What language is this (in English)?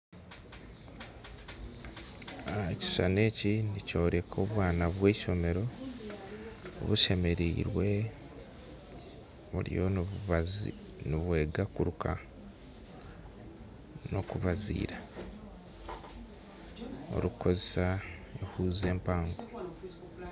Nyankole